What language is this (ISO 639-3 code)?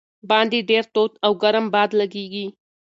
pus